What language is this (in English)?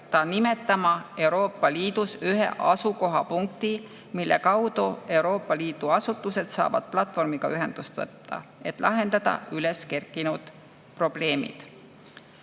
Estonian